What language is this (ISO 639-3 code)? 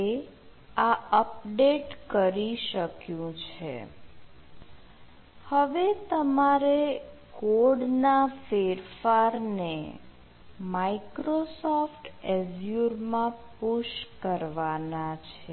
guj